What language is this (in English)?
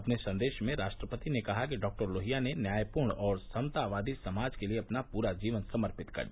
Hindi